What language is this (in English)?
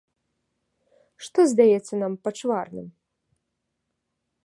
Belarusian